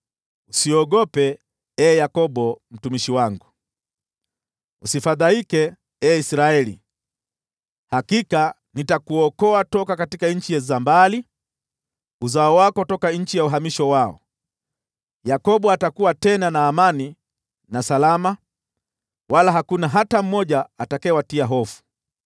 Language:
Swahili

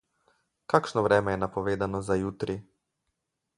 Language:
Slovenian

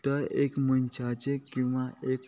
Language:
Konkani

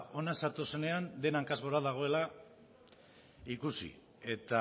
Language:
Basque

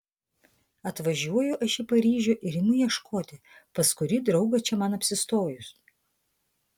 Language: Lithuanian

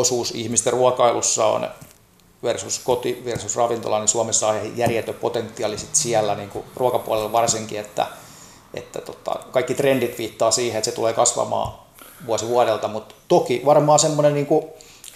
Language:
Finnish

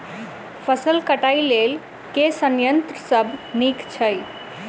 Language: Maithili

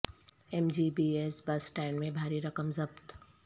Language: Urdu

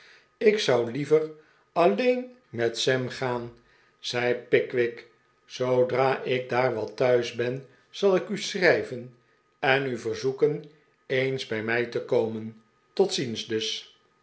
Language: Dutch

